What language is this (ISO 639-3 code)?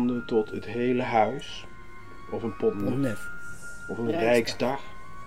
nld